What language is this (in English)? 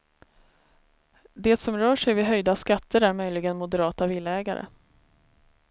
Swedish